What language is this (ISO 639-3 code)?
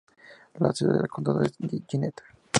spa